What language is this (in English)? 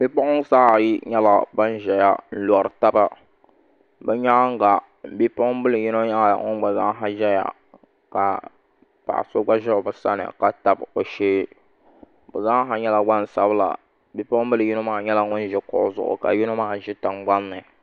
Dagbani